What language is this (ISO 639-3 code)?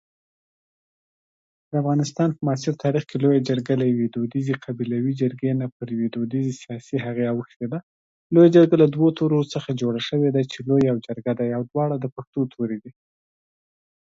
eng